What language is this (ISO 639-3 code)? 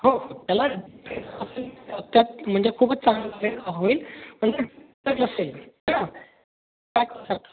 mar